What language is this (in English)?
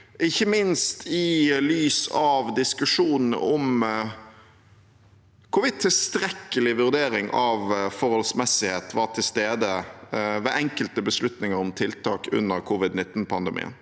Norwegian